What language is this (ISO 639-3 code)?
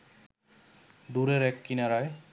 ben